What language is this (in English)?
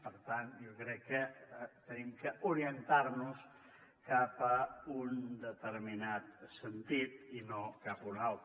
Catalan